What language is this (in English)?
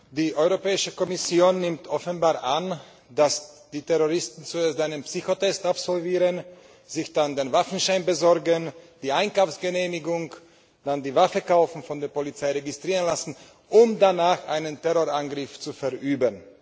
German